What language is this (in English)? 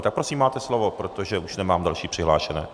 Czech